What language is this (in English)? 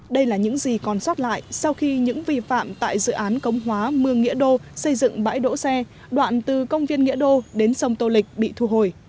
Vietnamese